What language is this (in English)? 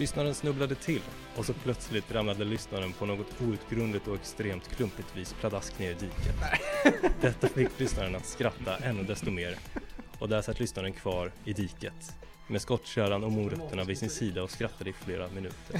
Swedish